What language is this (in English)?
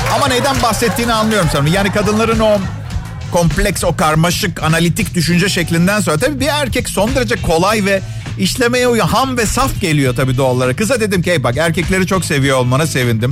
Turkish